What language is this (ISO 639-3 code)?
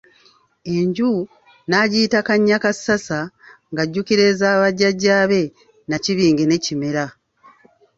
lug